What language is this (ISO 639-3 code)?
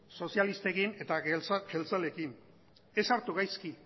eus